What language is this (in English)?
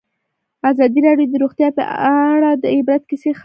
Pashto